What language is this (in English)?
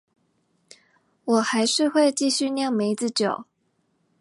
Chinese